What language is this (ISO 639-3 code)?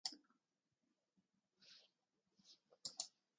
slv